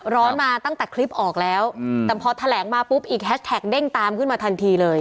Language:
Thai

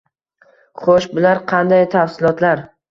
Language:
Uzbek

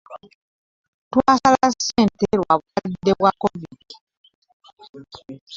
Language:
Ganda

